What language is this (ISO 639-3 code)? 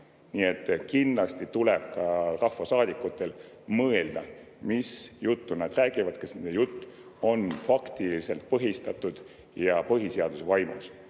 est